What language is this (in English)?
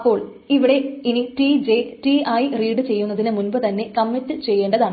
Malayalam